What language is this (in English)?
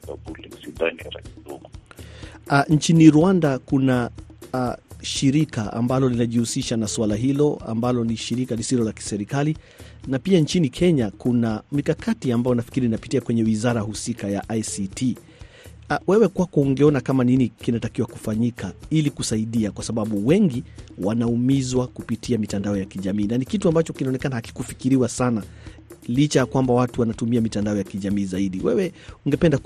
Swahili